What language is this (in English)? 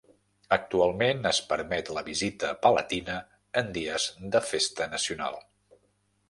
Catalan